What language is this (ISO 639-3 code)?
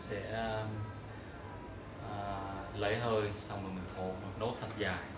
vie